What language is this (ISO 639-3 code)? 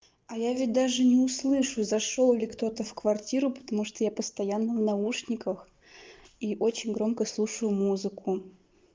rus